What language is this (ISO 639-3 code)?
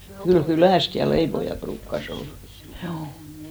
fin